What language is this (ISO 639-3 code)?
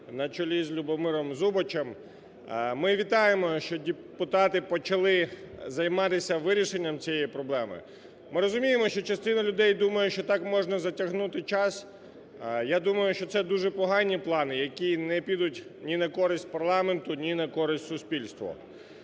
ukr